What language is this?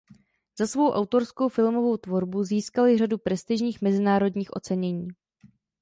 Czech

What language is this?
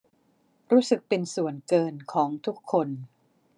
Thai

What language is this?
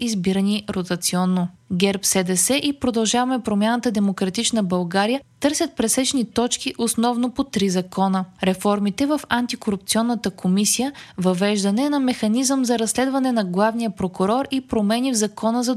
Bulgarian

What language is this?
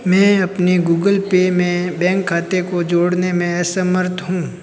Hindi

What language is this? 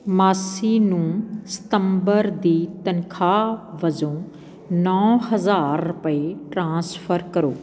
Punjabi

